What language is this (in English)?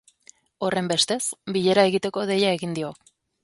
Basque